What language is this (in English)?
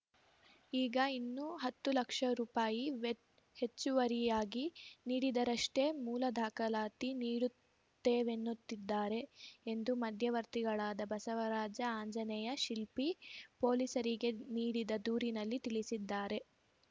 Kannada